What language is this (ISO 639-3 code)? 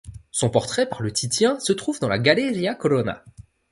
fra